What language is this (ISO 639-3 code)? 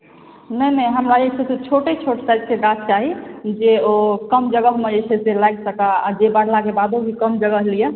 mai